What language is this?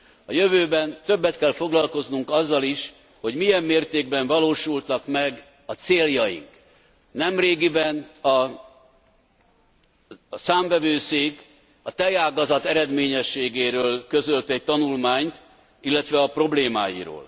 Hungarian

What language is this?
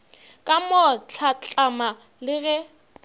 Northern Sotho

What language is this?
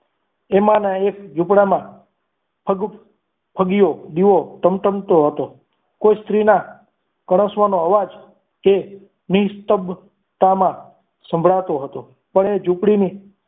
Gujarati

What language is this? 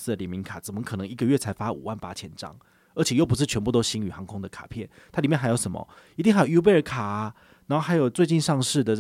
Chinese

